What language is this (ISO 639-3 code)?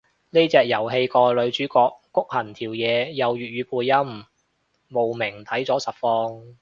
yue